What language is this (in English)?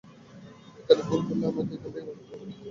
Bangla